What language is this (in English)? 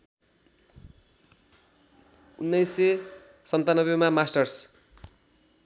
Nepali